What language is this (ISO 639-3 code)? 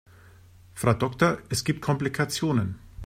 deu